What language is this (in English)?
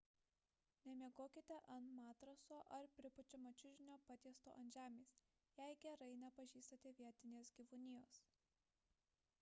Lithuanian